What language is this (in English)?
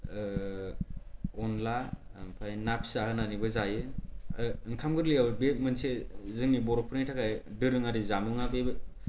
Bodo